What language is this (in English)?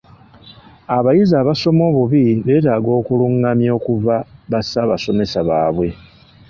Ganda